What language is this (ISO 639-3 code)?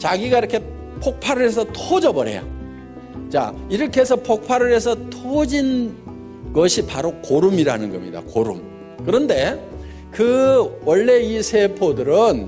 kor